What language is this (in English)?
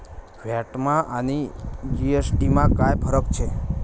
Marathi